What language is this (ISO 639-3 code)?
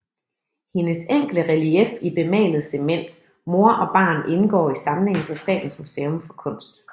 dan